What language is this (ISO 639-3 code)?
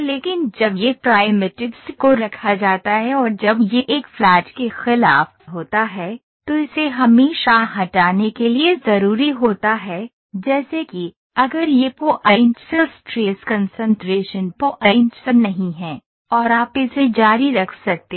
hin